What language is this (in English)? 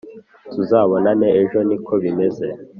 Kinyarwanda